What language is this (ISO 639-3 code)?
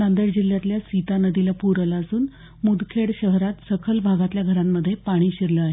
mar